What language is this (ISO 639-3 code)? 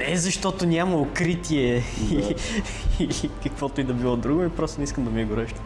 bul